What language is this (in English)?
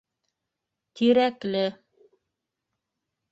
Bashkir